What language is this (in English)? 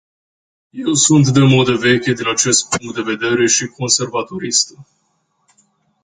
Romanian